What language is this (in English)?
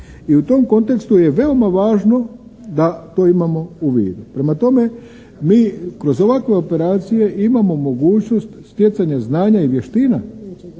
Croatian